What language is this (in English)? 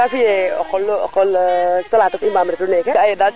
Serer